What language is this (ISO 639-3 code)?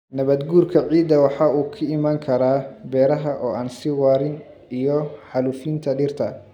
som